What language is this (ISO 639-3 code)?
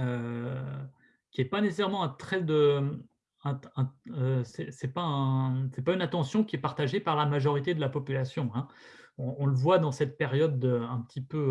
fra